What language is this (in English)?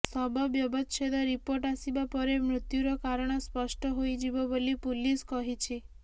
Odia